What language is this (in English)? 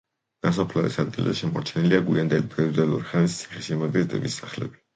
Georgian